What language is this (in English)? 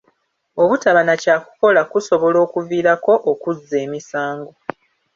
Ganda